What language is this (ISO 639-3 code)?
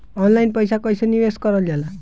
bho